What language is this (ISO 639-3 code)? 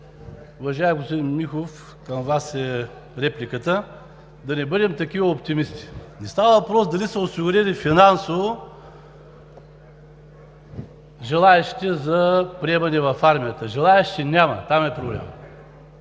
bul